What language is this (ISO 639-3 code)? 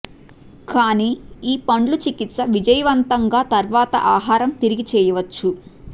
tel